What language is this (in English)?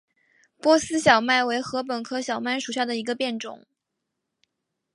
Chinese